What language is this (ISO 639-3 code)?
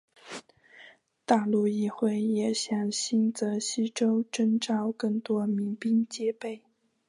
zho